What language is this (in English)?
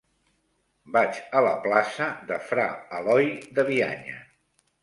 Catalan